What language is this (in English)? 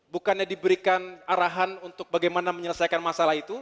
Indonesian